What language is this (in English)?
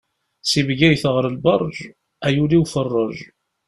Kabyle